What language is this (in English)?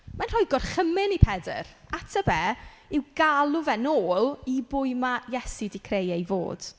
Welsh